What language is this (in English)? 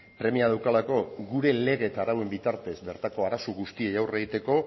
Basque